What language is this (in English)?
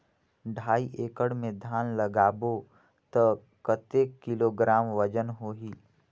Chhattisgarhi